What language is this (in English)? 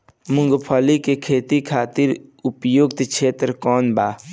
Bhojpuri